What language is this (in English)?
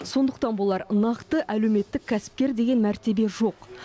Kazakh